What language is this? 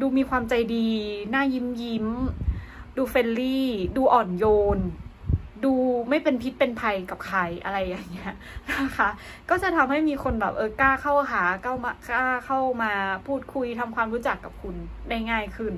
Thai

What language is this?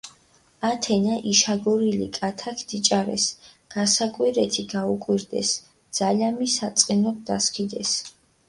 Mingrelian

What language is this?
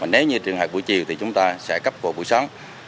Vietnamese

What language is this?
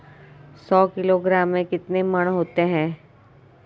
Hindi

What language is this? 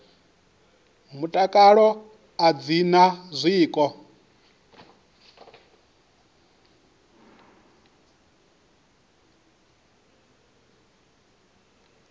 Venda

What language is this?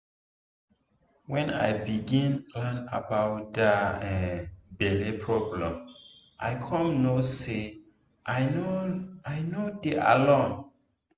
Nigerian Pidgin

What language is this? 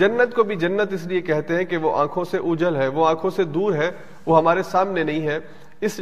Urdu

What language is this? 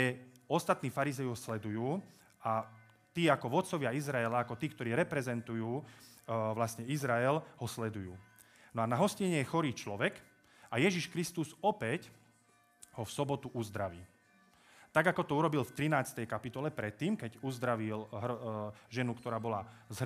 Slovak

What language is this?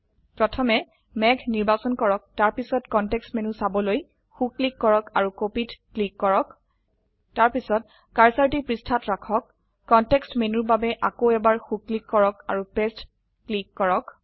Assamese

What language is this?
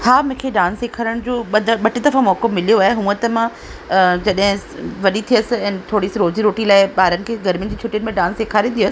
Sindhi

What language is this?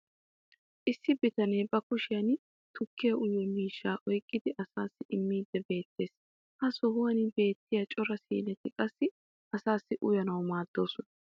Wolaytta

